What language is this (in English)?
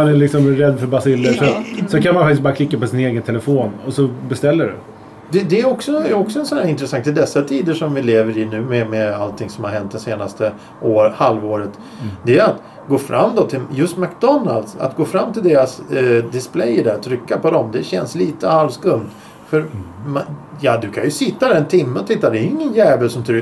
Swedish